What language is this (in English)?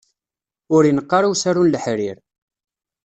Kabyle